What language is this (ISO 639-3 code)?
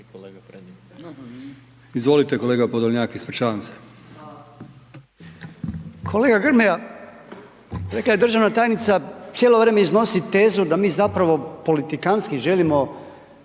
hrv